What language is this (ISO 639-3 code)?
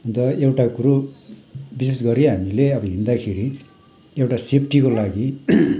nep